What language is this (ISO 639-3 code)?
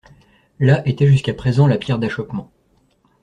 fra